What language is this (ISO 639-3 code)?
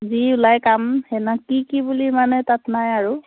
asm